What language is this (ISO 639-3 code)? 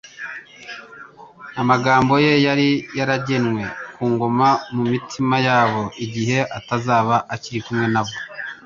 kin